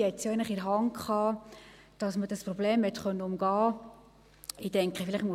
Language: Swiss German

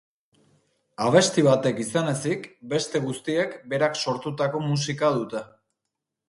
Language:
Basque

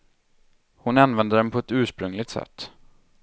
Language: Swedish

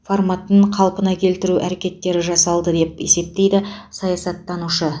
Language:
Kazakh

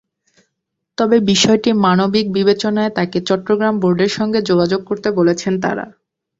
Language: Bangla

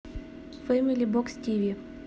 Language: Russian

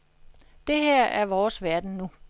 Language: Danish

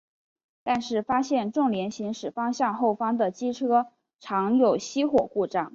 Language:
Chinese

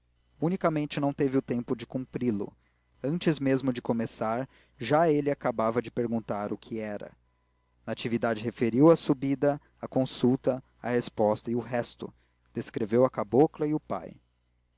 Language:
Portuguese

